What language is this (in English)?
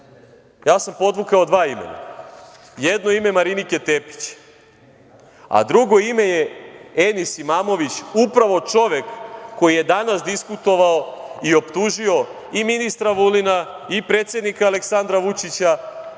Serbian